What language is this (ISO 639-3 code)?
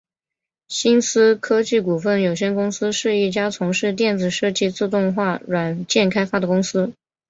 zho